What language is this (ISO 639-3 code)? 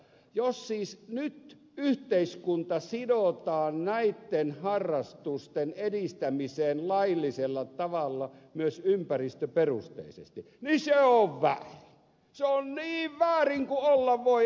fin